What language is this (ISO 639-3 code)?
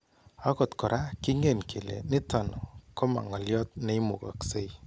kln